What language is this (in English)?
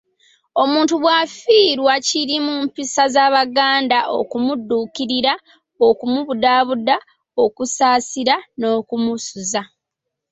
Ganda